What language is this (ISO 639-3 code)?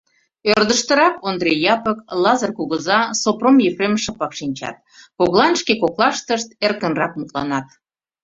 chm